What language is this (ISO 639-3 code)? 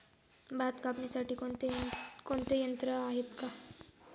mar